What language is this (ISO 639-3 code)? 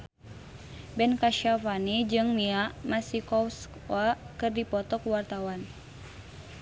sun